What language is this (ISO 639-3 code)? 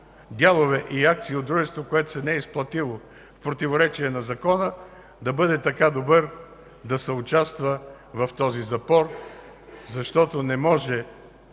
bul